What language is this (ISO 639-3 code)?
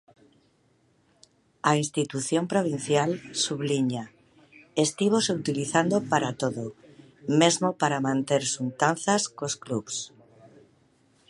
glg